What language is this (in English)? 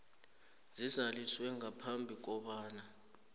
South Ndebele